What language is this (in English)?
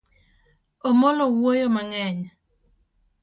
Luo (Kenya and Tanzania)